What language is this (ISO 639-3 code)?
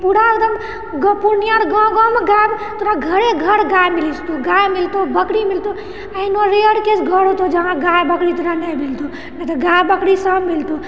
mai